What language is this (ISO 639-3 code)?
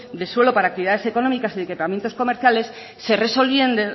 spa